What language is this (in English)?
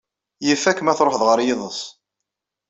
Kabyle